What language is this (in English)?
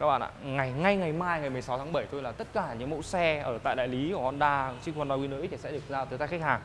Vietnamese